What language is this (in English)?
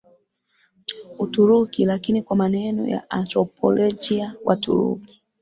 Swahili